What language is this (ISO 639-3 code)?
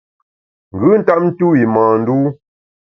bax